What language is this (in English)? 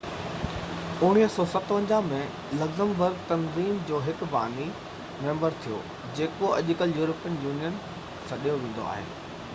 Sindhi